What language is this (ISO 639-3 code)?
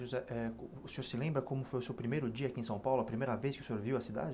por